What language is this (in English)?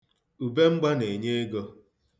Igbo